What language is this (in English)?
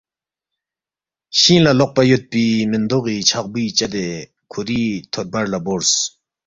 Balti